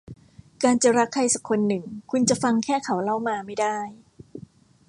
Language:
Thai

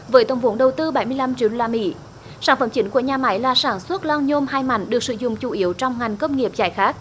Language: Vietnamese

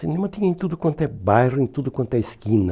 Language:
Portuguese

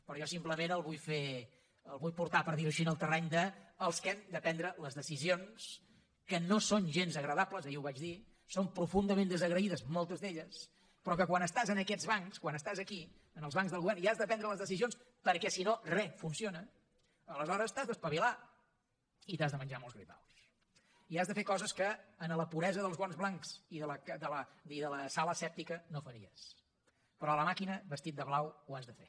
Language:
Catalan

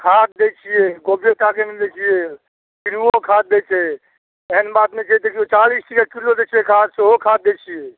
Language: Maithili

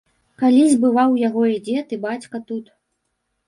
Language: Belarusian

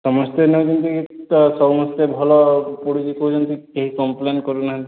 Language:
Odia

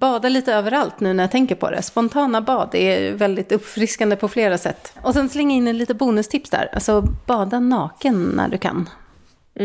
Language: Swedish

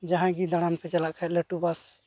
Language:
Santali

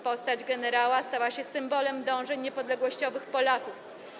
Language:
Polish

